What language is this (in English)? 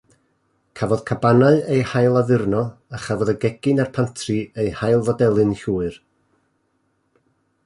Welsh